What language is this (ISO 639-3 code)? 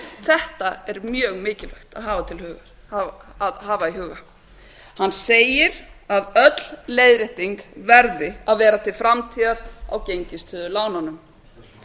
isl